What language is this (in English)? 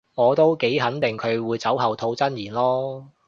Cantonese